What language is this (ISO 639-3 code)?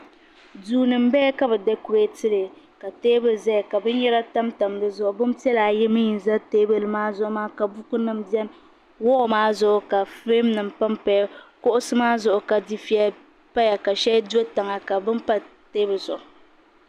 dag